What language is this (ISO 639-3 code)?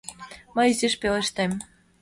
chm